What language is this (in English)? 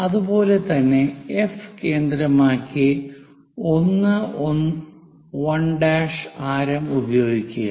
Malayalam